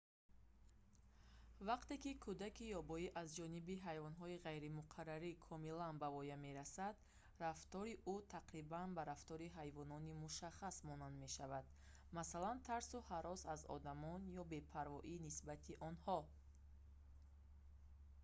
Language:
Tajik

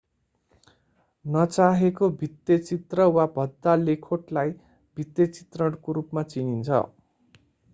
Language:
Nepali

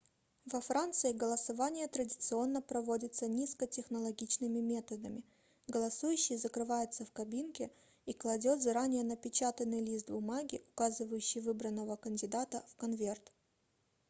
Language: Russian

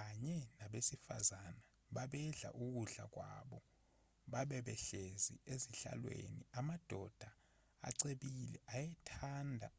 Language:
Zulu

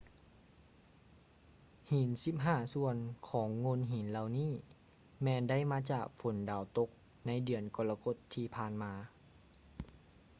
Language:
Lao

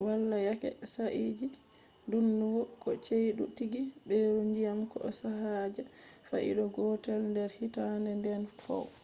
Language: Fula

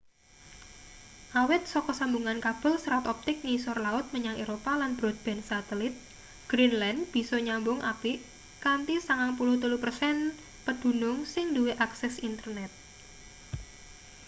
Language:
Javanese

